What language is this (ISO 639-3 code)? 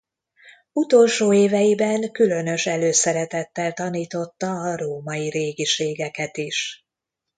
hun